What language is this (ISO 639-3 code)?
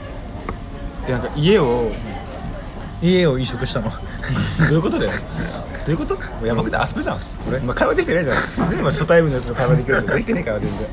jpn